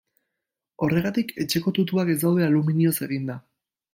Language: Basque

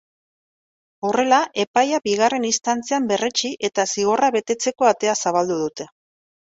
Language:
Basque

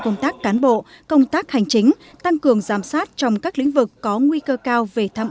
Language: Vietnamese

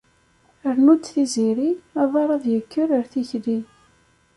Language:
Kabyle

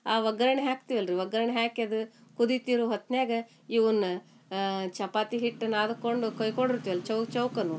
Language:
Kannada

